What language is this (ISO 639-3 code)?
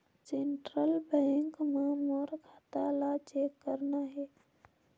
hne